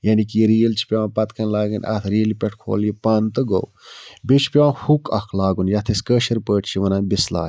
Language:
Kashmiri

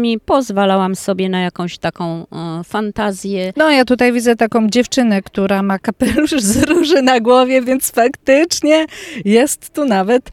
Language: Polish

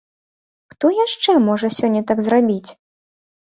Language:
Belarusian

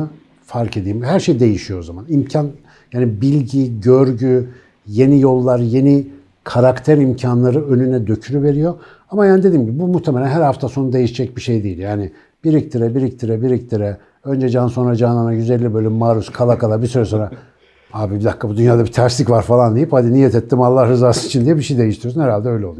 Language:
Turkish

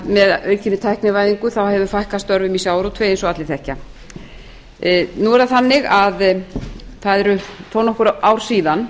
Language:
Icelandic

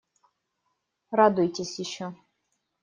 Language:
Russian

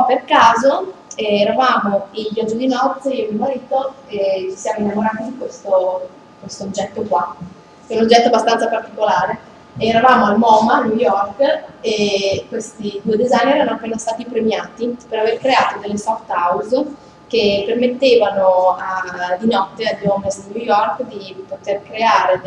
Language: Italian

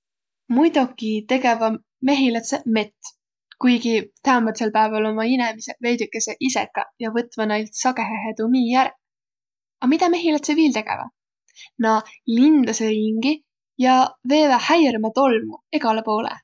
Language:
Võro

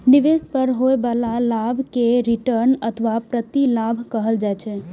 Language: Maithili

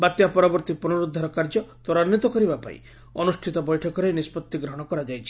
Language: Odia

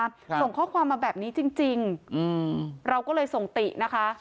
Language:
Thai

